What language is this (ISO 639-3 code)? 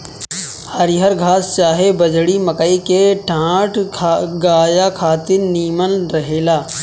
bho